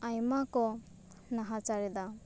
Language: Santali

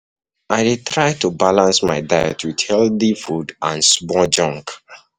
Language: Nigerian Pidgin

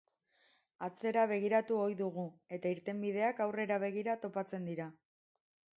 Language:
Basque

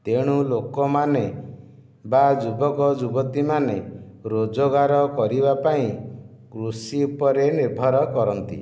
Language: Odia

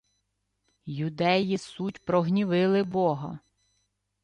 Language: Ukrainian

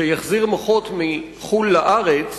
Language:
Hebrew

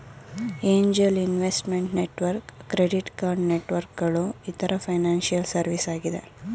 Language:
Kannada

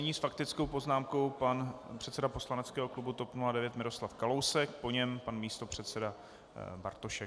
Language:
Czech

